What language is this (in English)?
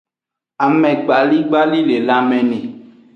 Aja (Benin)